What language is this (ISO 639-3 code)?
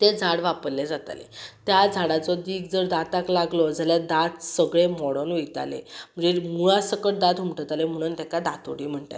kok